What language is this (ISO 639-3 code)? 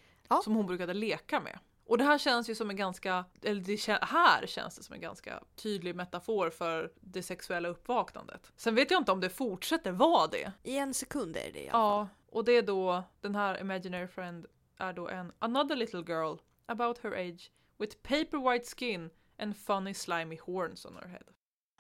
swe